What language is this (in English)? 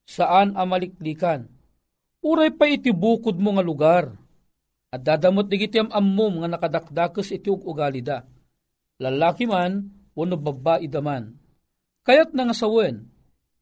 Filipino